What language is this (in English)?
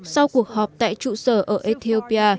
Vietnamese